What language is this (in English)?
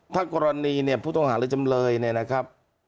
Thai